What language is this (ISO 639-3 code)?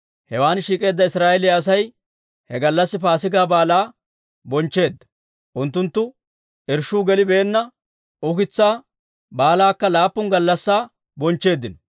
dwr